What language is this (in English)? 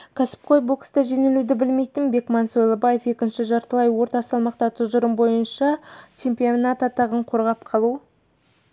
Kazakh